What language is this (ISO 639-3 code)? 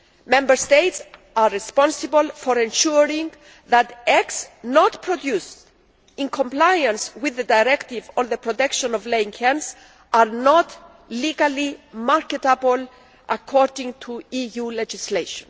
eng